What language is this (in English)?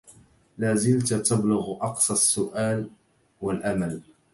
Arabic